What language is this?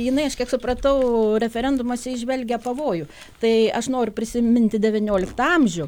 Lithuanian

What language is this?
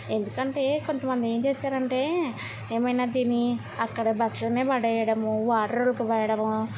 Telugu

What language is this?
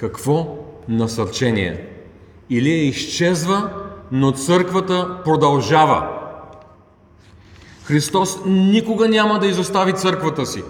Bulgarian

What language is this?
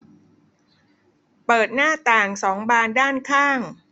Thai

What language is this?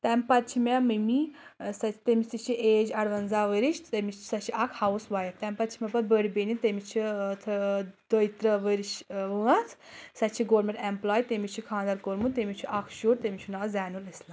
Kashmiri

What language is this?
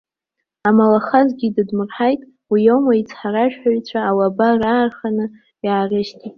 Abkhazian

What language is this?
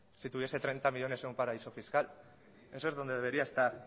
Spanish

